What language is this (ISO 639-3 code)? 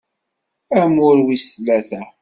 kab